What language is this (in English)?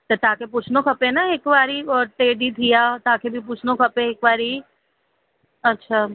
Sindhi